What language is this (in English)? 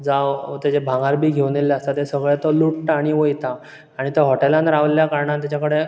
Konkani